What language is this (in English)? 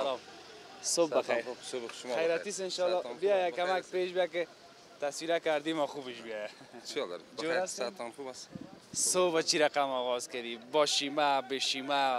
Persian